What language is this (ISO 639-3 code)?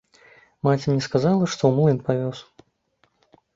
bel